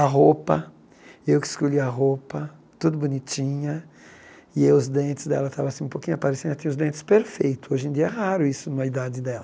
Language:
Portuguese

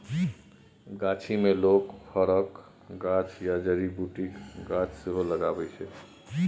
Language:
Maithili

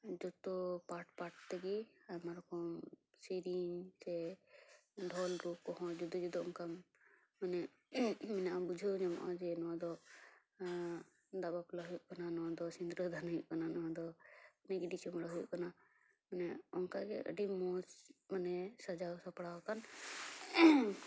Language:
Santali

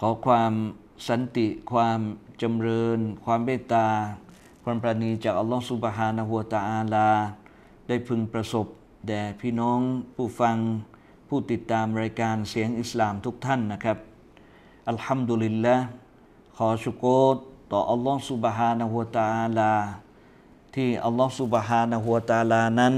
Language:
Thai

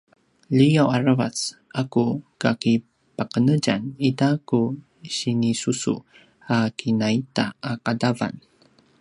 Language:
Paiwan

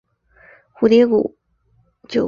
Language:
Chinese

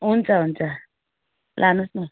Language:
Nepali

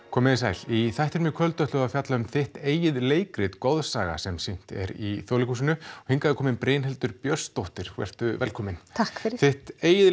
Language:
Icelandic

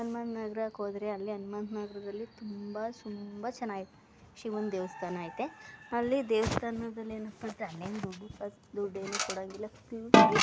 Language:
Kannada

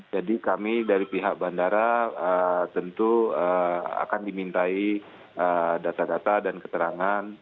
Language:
Indonesian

